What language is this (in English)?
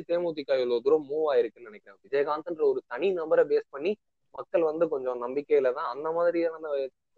Tamil